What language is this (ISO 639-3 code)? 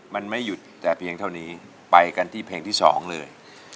tha